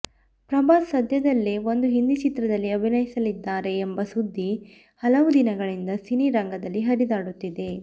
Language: Kannada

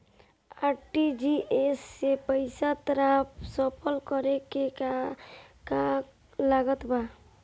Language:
Bhojpuri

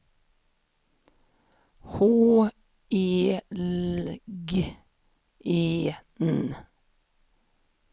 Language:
Swedish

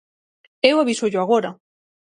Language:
Galician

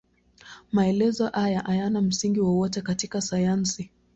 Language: Swahili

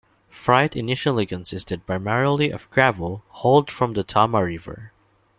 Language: English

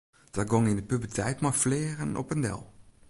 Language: Western Frisian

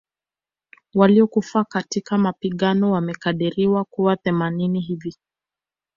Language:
Swahili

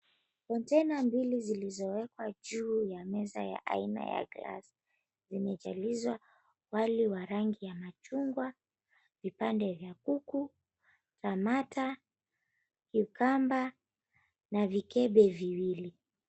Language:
Swahili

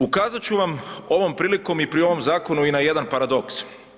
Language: Croatian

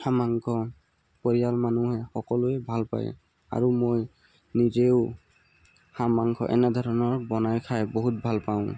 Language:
Assamese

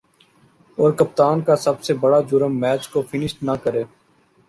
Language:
Urdu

